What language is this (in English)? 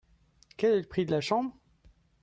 French